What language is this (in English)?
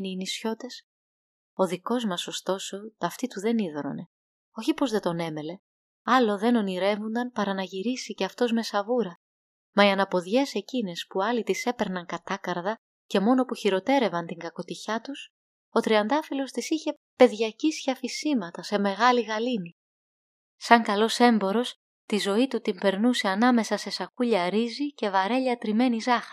Greek